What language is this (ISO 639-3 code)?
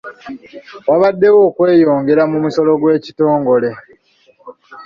lug